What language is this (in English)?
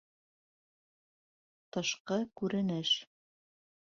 Bashkir